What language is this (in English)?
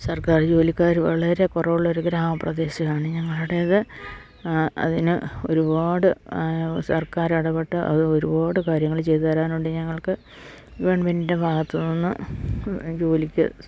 Malayalam